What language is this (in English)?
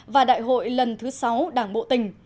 Vietnamese